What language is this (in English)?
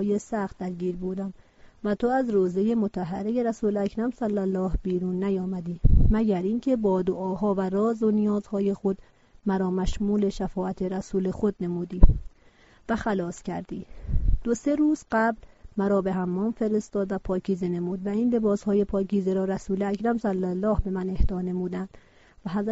Persian